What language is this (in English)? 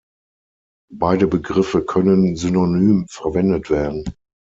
German